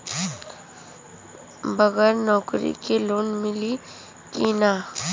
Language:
Bhojpuri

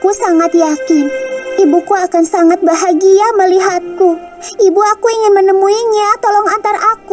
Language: Indonesian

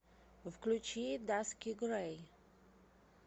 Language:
Russian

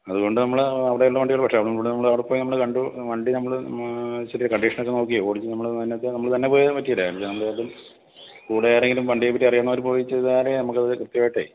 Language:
Malayalam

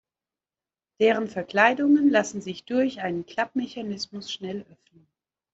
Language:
German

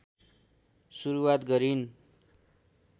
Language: Nepali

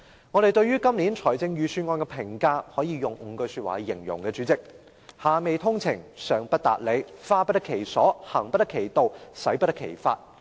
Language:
Cantonese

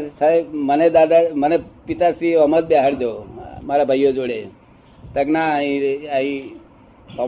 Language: Gujarati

